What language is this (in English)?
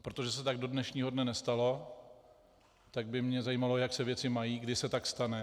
Czech